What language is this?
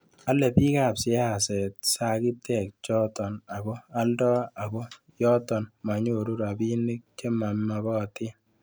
Kalenjin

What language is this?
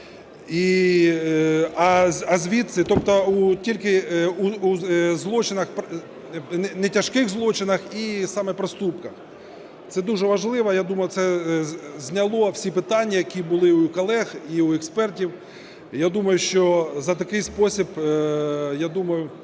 Ukrainian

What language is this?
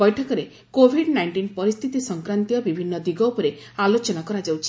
Odia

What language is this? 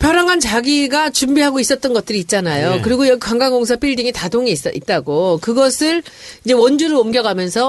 Korean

